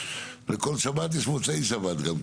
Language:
Hebrew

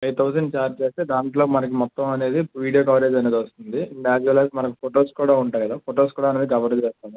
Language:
Telugu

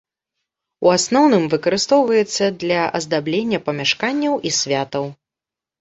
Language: Belarusian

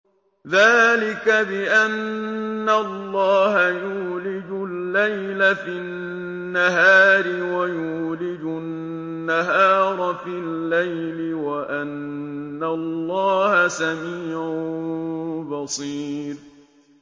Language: Arabic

